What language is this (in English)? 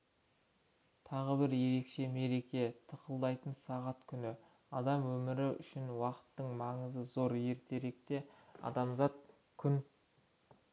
Kazakh